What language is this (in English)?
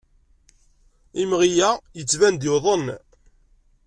Kabyle